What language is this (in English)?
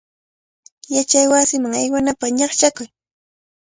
Cajatambo North Lima Quechua